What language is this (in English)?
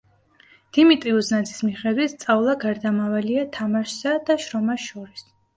Georgian